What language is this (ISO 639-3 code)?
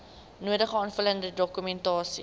afr